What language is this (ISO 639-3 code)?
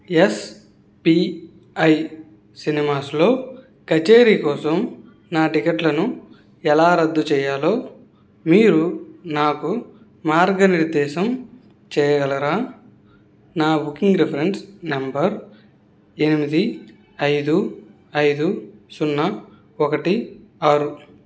tel